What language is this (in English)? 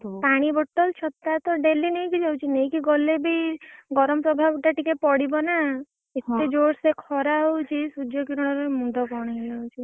Odia